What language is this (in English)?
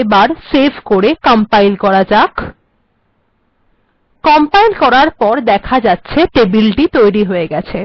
Bangla